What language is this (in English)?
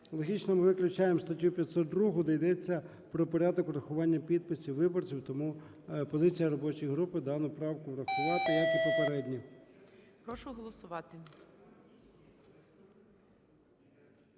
Ukrainian